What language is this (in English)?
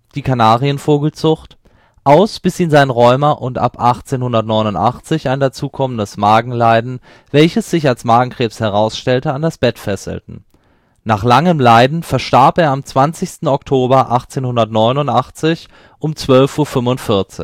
German